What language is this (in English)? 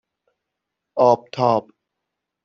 Persian